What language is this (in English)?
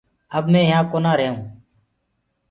Gurgula